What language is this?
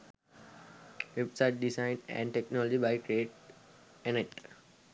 Sinhala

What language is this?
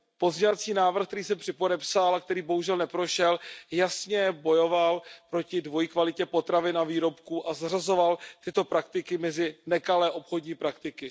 Czech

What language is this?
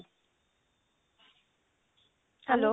Bangla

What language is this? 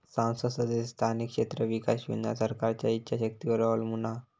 Marathi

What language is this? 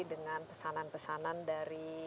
Indonesian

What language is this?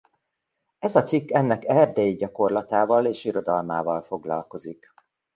Hungarian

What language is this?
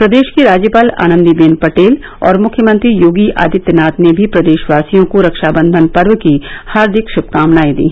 Hindi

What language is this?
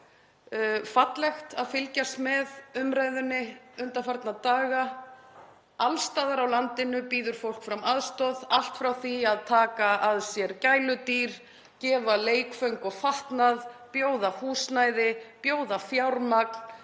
Icelandic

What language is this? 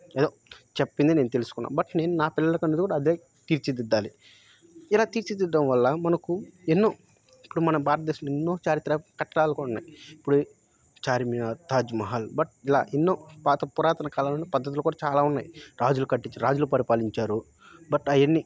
Telugu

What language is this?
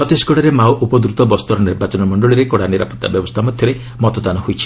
Odia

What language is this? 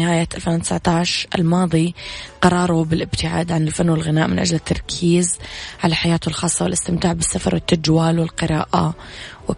Arabic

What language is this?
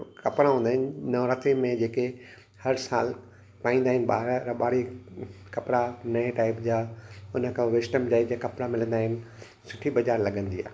Sindhi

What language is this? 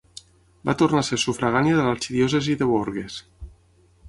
Catalan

